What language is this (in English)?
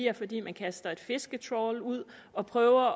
Danish